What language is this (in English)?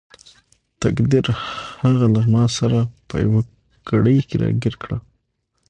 Pashto